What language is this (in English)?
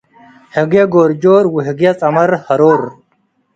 Tigre